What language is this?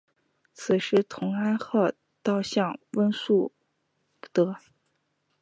Chinese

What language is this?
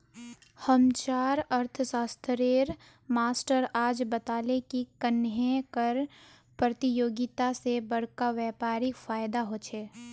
Magahi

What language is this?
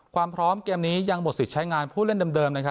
Thai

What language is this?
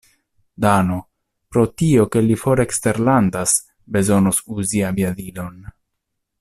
Esperanto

